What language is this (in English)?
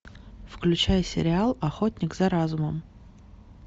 Russian